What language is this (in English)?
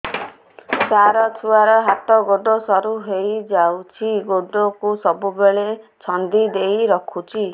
Odia